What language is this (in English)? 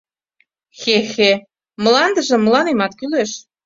Mari